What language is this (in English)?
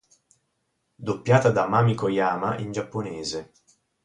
Italian